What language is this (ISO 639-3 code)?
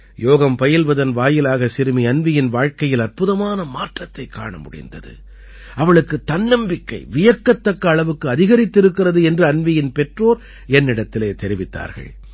tam